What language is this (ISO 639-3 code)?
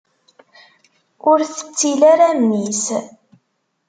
kab